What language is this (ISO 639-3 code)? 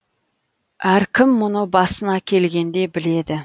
kaz